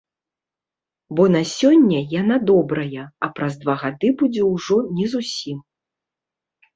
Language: Belarusian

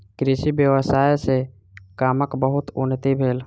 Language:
Maithili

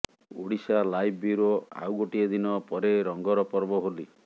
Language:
Odia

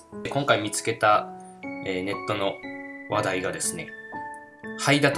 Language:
Japanese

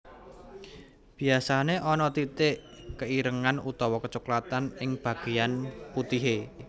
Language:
Javanese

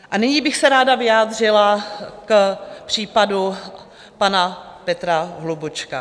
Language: Czech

